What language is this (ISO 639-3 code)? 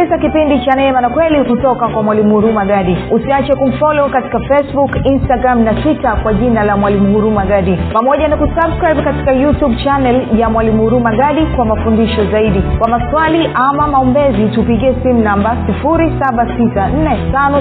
swa